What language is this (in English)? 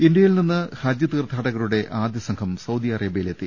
Malayalam